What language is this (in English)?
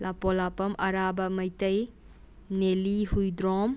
Manipuri